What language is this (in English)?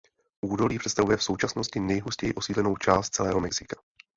Czech